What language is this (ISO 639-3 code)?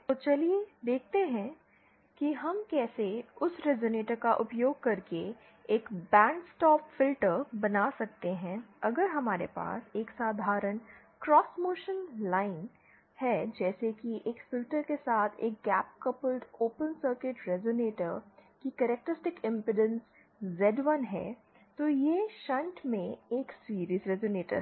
hin